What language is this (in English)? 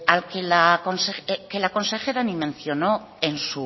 Spanish